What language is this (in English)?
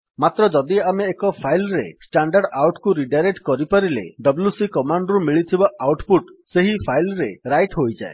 Odia